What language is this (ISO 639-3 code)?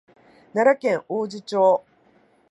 jpn